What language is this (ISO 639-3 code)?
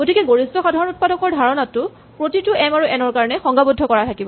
asm